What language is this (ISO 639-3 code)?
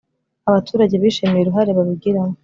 kin